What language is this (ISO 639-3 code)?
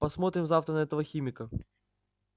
rus